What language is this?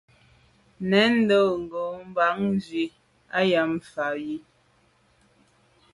Medumba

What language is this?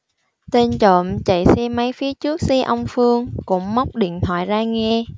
Vietnamese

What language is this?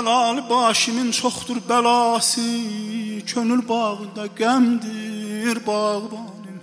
Turkish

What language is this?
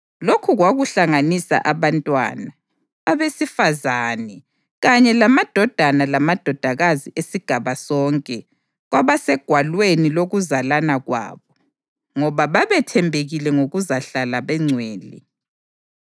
North Ndebele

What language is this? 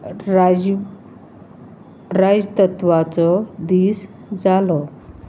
Konkani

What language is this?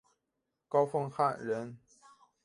Chinese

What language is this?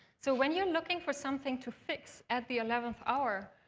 English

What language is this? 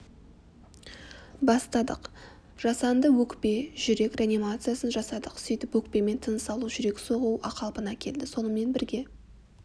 Kazakh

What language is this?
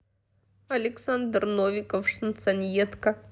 Russian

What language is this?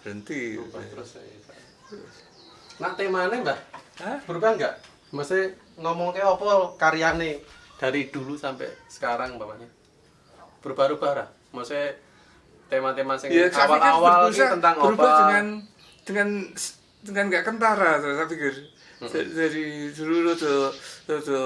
Indonesian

